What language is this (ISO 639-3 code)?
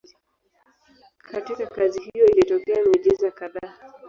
swa